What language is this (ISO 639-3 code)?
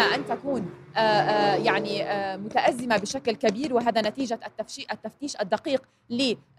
ara